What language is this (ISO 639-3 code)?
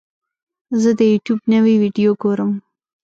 pus